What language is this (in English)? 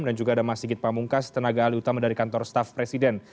Indonesian